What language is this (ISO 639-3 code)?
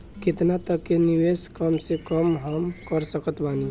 bho